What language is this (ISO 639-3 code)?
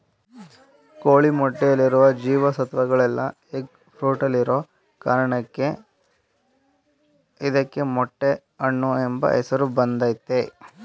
kan